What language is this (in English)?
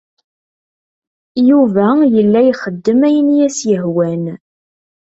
Kabyle